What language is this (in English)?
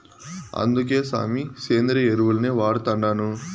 Telugu